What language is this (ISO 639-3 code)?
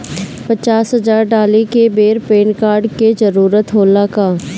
bho